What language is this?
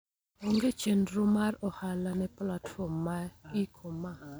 Luo (Kenya and Tanzania)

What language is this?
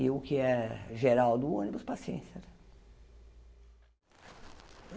Portuguese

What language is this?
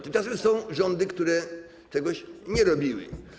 Polish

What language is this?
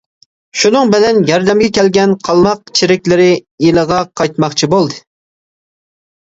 Uyghur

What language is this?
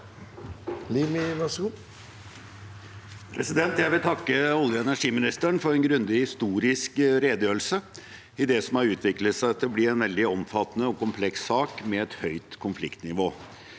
Norwegian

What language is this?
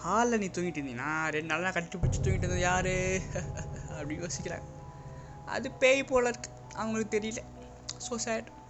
Tamil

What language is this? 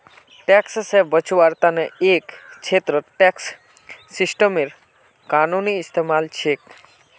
Magahi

